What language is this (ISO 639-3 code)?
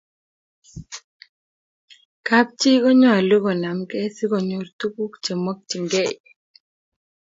kln